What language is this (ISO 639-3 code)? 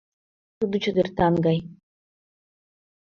chm